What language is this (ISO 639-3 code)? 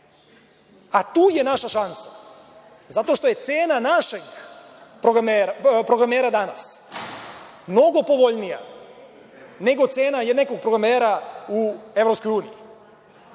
srp